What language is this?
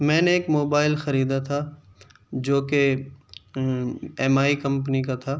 Urdu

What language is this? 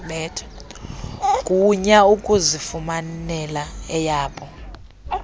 Xhosa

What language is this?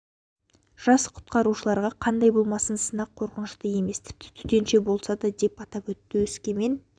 Kazakh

